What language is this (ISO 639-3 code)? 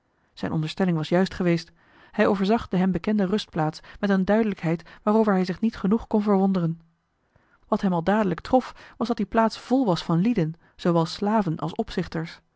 nld